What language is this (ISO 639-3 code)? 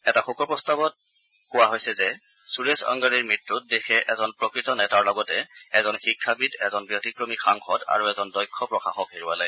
asm